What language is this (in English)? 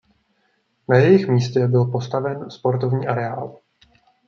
Czech